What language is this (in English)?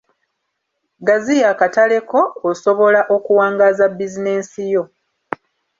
Ganda